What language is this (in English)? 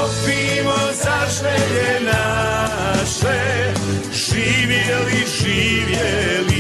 Croatian